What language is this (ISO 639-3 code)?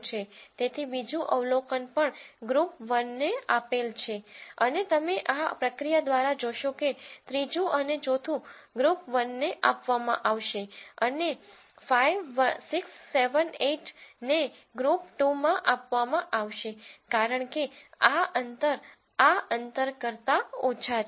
guj